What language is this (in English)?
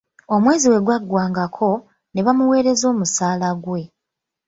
Ganda